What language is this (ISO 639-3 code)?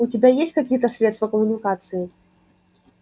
rus